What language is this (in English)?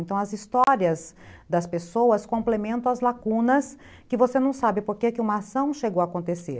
Portuguese